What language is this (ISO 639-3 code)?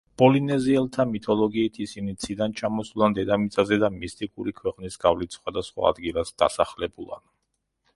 kat